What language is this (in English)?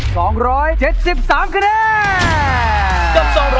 Thai